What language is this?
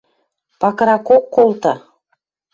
Western Mari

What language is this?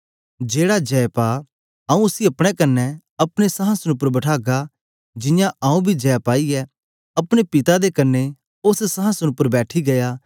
Dogri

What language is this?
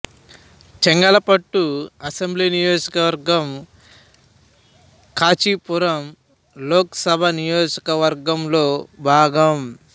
Telugu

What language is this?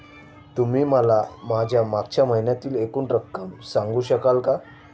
Marathi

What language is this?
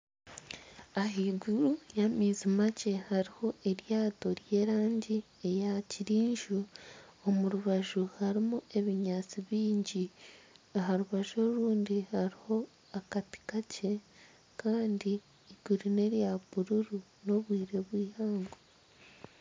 Nyankole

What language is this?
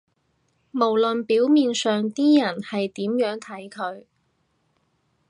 Cantonese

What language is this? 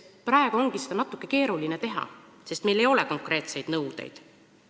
Estonian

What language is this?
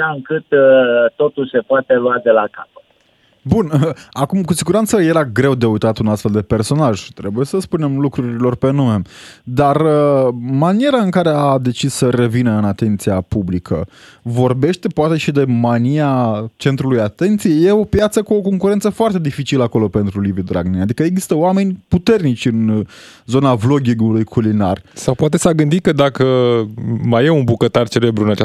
Romanian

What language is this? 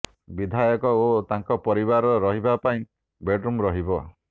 Odia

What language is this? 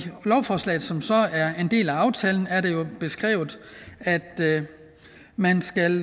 Danish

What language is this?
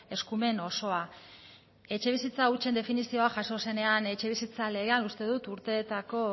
Basque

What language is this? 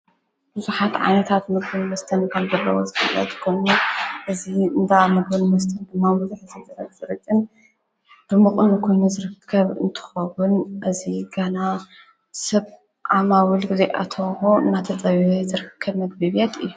Tigrinya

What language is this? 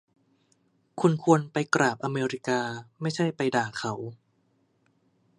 Thai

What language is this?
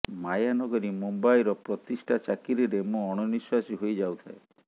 Odia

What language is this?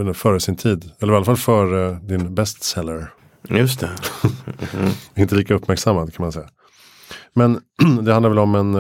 Swedish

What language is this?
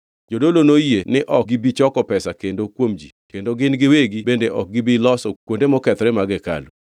Luo (Kenya and Tanzania)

